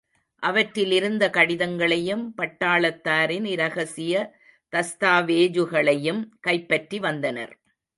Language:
Tamil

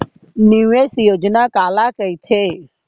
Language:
Chhattisgarhi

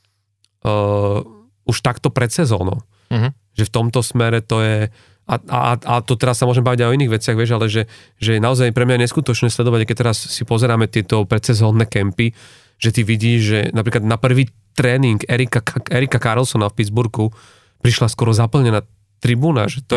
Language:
Slovak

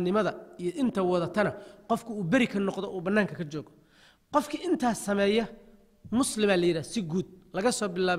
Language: Arabic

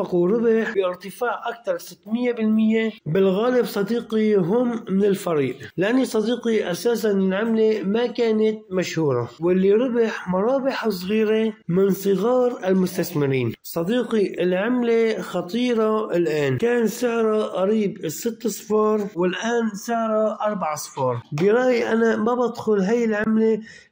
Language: Arabic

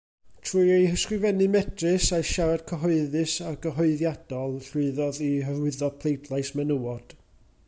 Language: Welsh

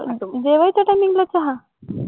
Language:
Marathi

